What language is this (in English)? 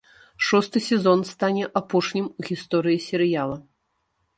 Belarusian